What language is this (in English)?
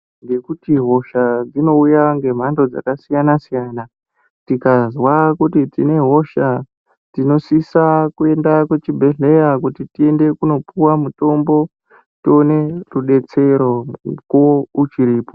Ndau